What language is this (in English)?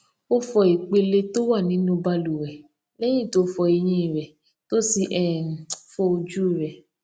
Yoruba